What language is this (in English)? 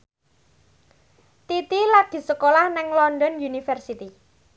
Javanese